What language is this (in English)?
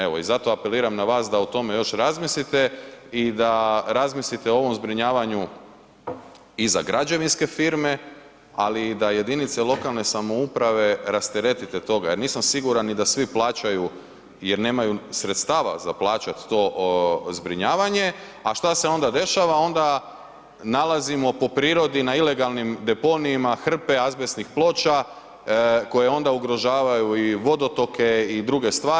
Croatian